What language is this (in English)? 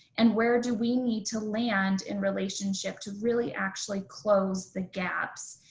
English